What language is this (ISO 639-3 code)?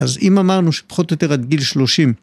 heb